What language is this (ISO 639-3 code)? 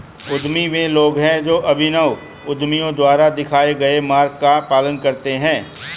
hin